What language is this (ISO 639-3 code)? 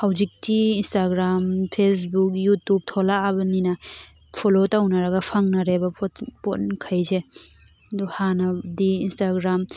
mni